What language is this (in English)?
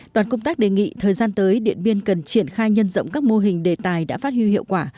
Vietnamese